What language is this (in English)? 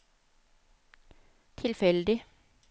Norwegian